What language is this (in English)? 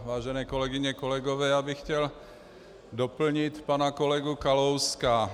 Czech